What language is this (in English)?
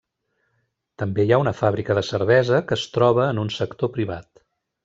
Catalan